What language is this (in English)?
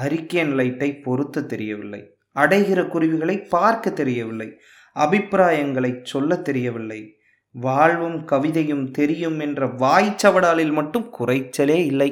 Tamil